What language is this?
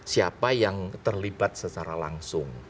Indonesian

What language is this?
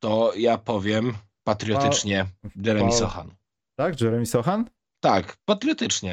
Polish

